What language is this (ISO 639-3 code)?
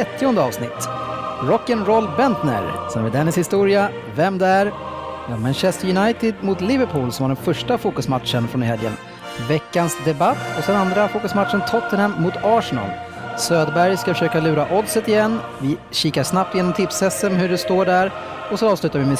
swe